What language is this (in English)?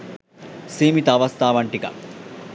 Sinhala